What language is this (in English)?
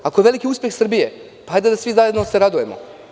Serbian